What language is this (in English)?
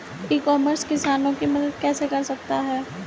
Hindi